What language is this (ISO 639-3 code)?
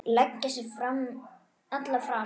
isl